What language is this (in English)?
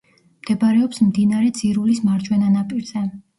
Georgian